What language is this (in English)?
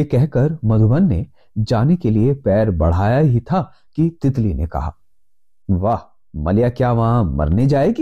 Hindi